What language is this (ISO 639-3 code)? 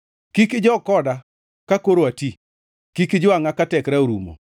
luo